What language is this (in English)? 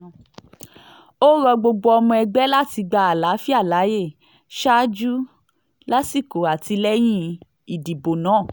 Yoruba